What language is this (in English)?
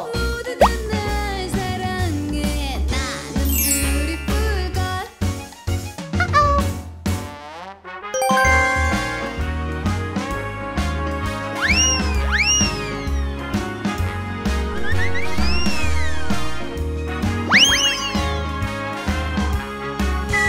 Korean